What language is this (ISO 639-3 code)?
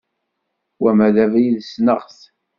kab